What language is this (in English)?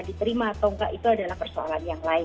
Indonesian